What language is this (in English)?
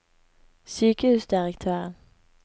Norwegian